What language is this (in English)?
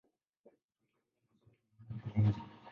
Swahili